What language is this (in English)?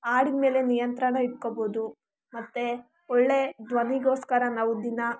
Kannada